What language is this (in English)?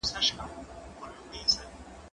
Pashto